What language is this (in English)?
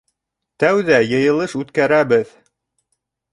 Bashkir